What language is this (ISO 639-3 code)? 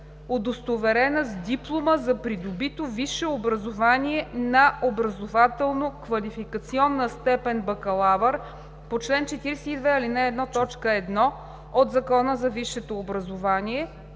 bul